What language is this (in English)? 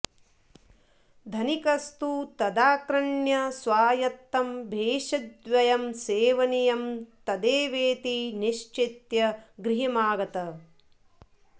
Sanskrit